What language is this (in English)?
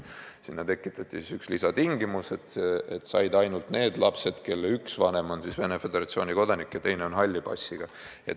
Estonian